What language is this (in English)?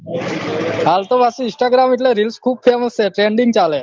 Gujarati